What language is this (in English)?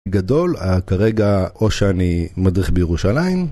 Hebrew